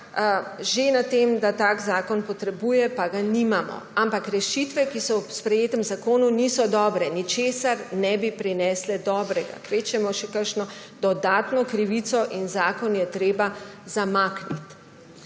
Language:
Slovenian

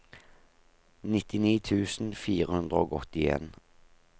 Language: Norwegian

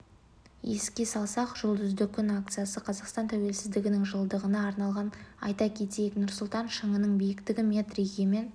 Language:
Kazakh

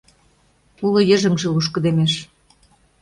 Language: Mari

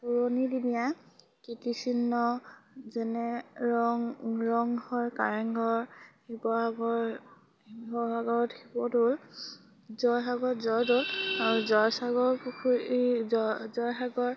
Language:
Assamese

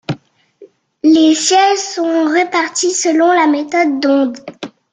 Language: French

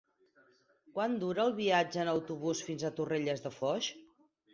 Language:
Catalan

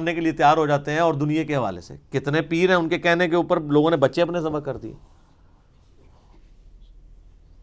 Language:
Urdu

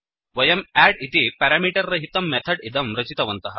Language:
Sanskrit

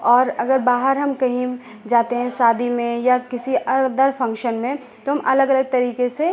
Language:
Hindi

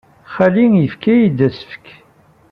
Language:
Kabyle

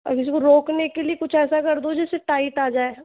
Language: Hindi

